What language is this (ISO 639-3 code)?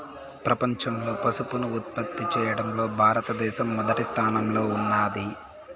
tel